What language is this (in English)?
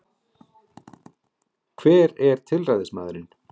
Icelandic